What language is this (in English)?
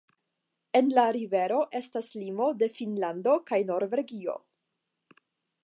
Esperanto